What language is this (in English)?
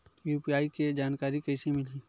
Chhattisgarhi